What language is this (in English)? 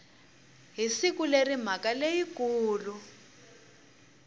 Tsonga